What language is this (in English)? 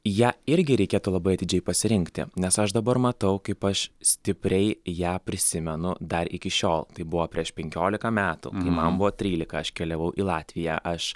Lithuanian